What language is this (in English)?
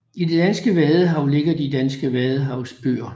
Danish